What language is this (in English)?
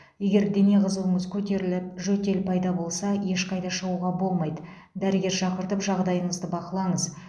Kazakh